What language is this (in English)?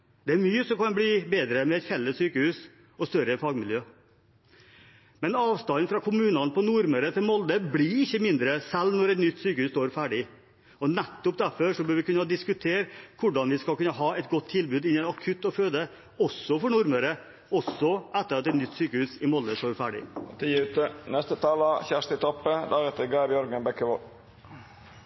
Norwegian